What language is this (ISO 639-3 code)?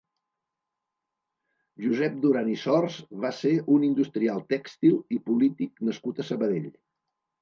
cat